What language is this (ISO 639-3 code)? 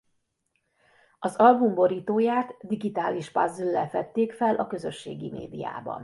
hun